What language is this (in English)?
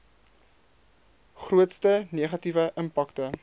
Afrikaans